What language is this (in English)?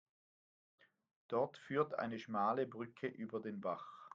German